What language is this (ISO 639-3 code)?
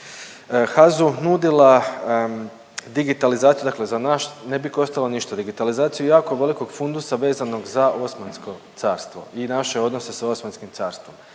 hrv